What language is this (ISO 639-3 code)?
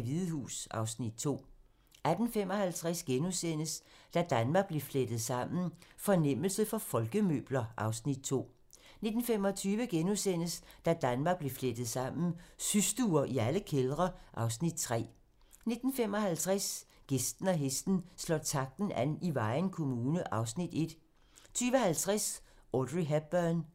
dan